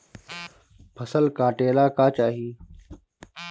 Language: Bhojpuri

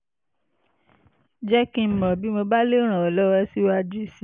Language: Yoruba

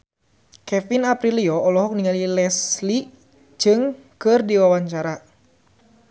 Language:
Sundanese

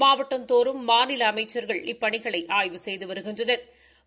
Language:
Tamil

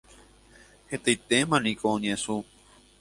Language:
Guarani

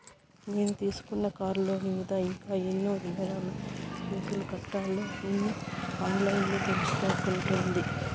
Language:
Telugu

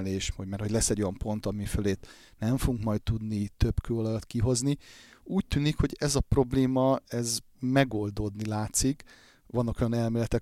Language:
Hungarian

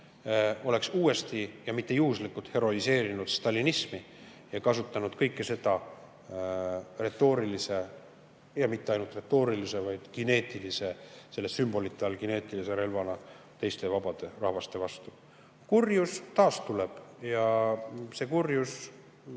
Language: Estonian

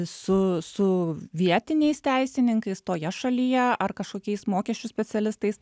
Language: Lithuanian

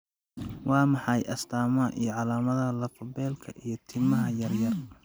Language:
Somali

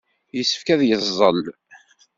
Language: Kabyle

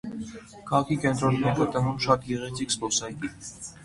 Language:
Armenian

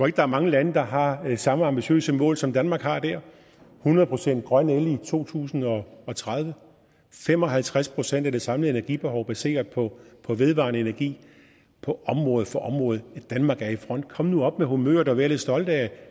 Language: Danish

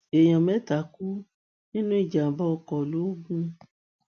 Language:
Yoruba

